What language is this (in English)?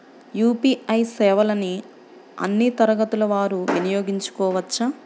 Telugu